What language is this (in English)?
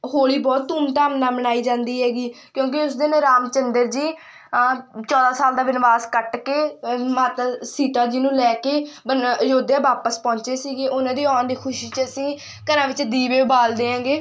Punjabi